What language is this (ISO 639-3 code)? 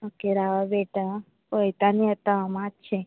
kok